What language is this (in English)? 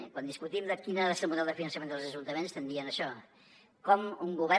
Catalan